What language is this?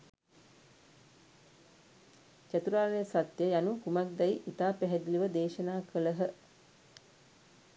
Sinhala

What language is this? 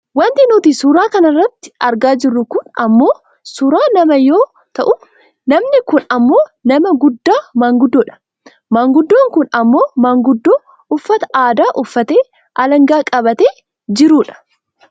Oromo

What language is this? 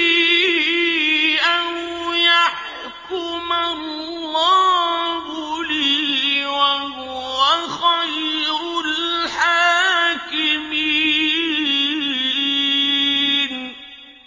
Arabic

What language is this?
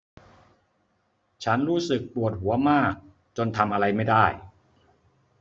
Thai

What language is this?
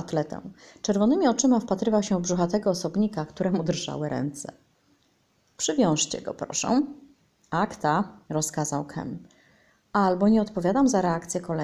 Polish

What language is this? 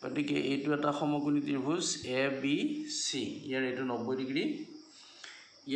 Hindi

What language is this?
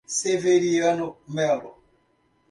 Portuguese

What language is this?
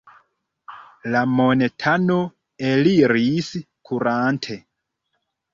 Esperanto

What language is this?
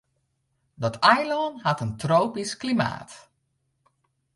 Western Frisian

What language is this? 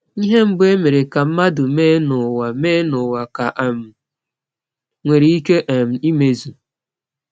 Igbo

